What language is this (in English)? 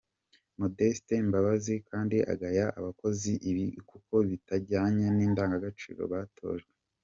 Kinyarwanda